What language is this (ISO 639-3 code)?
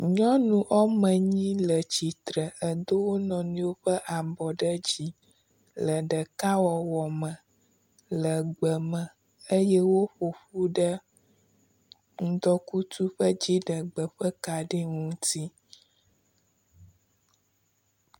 ewe